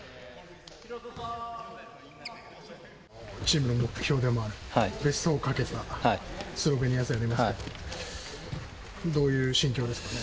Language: Japanese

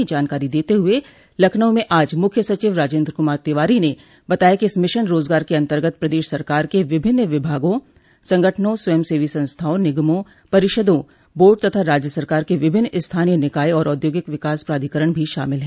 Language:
Hindi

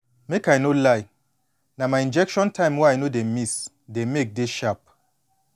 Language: Nigerian Pidgin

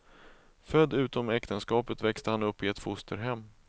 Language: Swedish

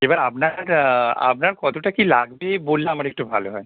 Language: Bangla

